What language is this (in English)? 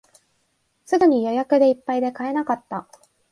Japanese